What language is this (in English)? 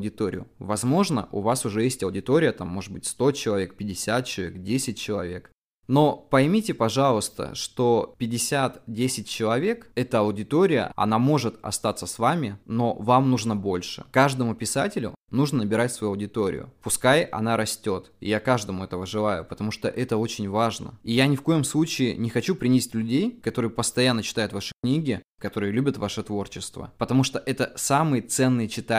Russian